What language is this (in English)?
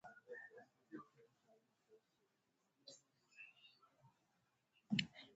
Swahili